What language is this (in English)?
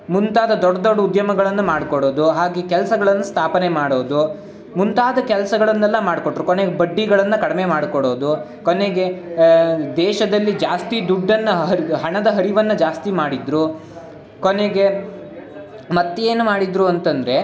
Kannada